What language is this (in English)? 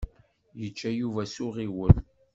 Kabyle